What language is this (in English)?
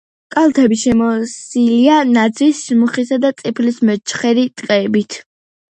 Georgian